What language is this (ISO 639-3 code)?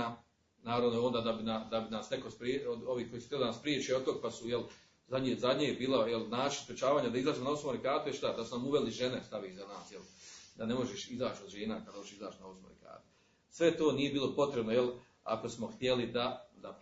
hrv